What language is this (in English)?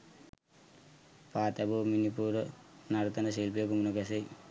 Sinhala